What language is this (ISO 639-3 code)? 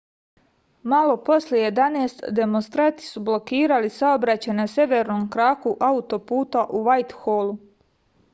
srp